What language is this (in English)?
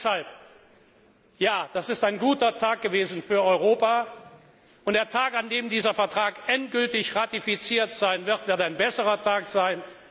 German